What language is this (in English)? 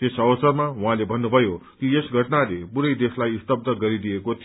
Nepali